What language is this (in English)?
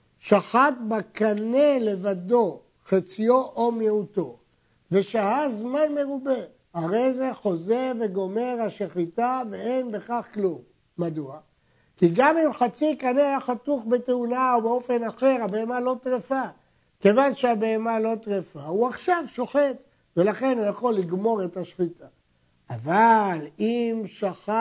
Hebrew